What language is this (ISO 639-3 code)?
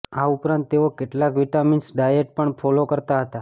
guj